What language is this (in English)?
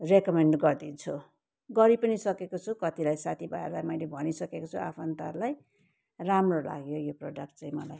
Nepali